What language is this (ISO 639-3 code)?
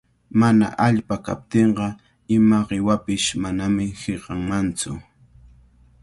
qvl